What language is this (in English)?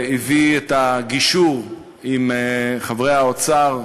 Hebrew